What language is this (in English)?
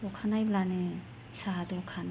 Bodo